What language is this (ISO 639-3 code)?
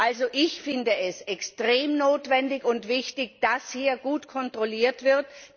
deu